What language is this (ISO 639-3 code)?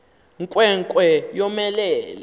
xho